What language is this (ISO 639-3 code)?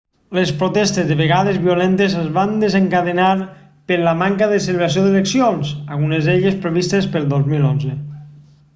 cat